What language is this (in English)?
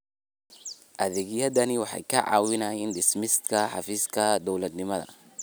Somali